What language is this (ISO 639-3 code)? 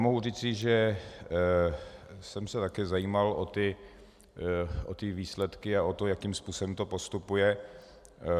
ces